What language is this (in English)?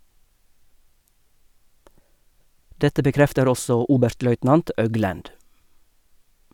Norwegian